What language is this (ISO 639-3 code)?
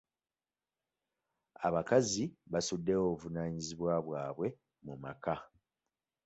lug